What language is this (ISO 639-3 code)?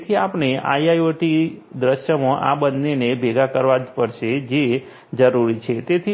guj